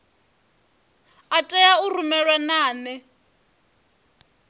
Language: Venda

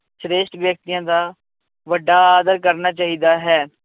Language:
Punjabi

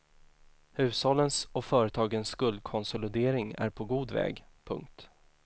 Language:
Swedish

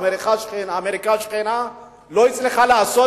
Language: Hebrew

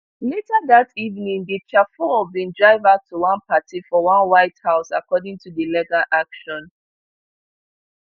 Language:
Nigerian Pidgin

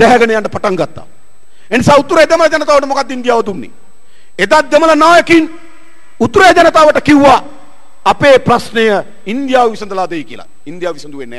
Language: Indonesian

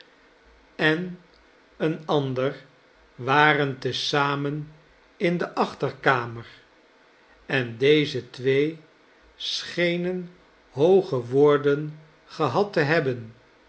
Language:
Dutch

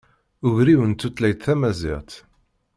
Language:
Kabyle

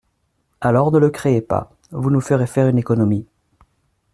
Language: French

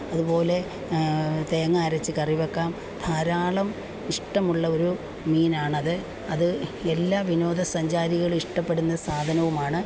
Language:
Malayalam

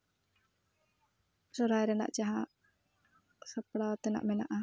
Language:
Santali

